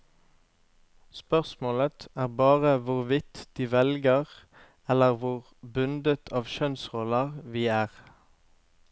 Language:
Norwegian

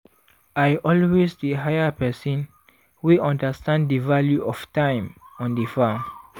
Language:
Nigerian Pidgin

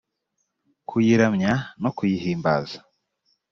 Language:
Kinyarwanda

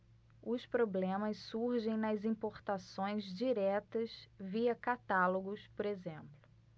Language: Portuguese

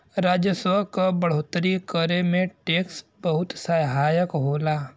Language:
Bhojpuri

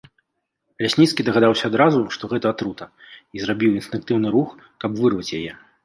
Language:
Belarusian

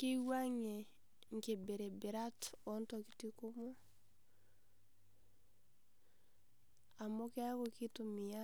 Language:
Masai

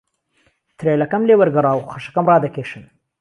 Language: Central Kurdish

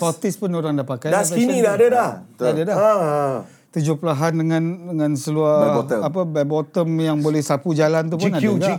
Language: Malay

